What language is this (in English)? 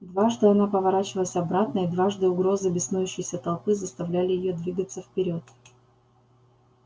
Russian